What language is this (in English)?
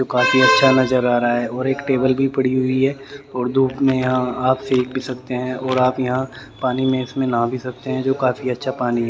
Hindi